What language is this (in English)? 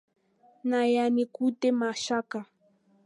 Swahili